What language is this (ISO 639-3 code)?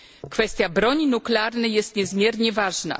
pol